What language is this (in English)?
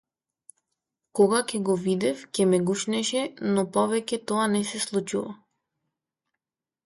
Macedonian